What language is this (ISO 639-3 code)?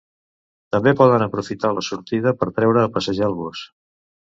cat